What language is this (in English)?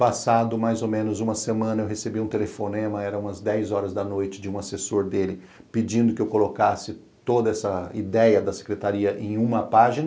Portuguese